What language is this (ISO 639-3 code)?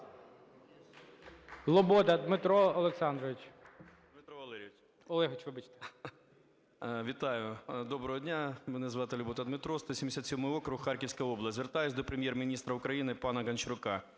ukr